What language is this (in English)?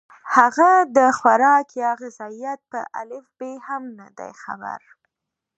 Pashto